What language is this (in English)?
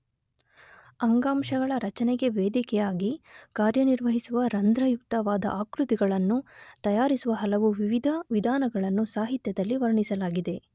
Kannada